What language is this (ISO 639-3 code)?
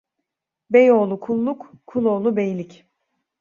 tur